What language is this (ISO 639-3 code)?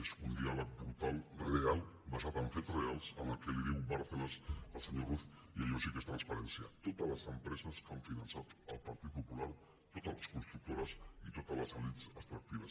cat